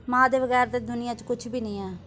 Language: Dogri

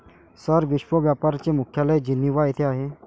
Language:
Marathi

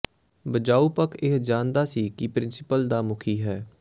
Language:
Punjabi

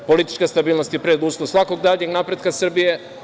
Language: Serbian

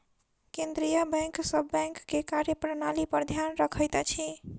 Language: Maithili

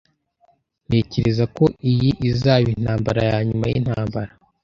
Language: Kinyarwanda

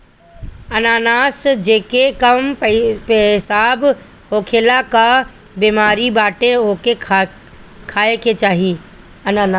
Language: Bhojpuri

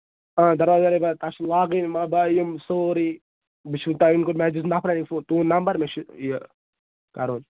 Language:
Kashmiri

